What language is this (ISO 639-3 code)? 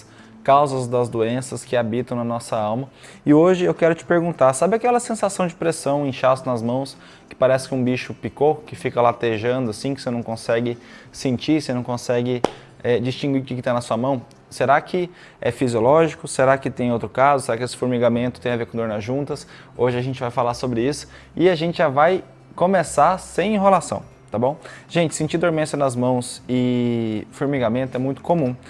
por